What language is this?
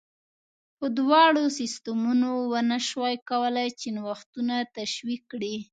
Pashto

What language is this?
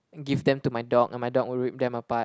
English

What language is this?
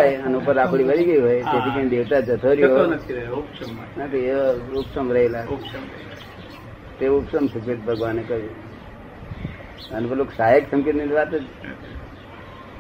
Gujarati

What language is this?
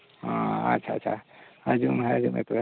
Santali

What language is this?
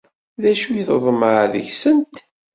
Kabyle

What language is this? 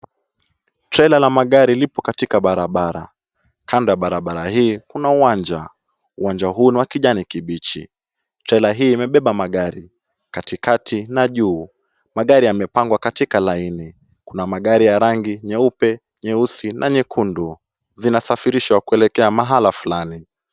Swahili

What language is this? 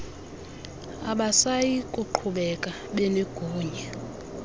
Xhosa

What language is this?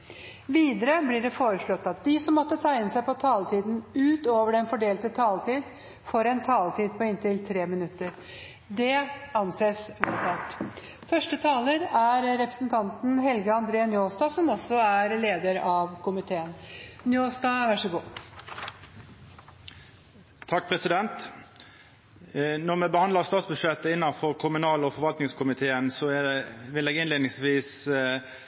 Norwegian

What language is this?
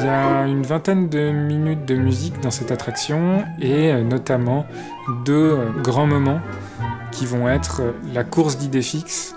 French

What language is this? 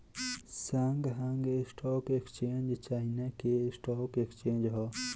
Bhojpuri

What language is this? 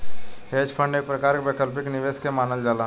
Bhojpuri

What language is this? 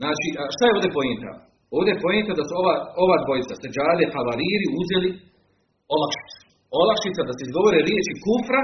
Croatian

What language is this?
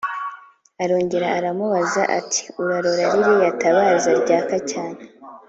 Kinyarwanda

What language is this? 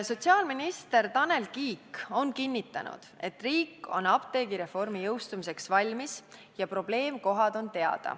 Estonian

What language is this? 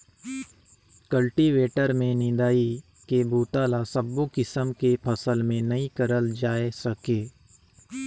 Chhattisgarhi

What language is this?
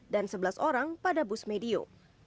Indonesian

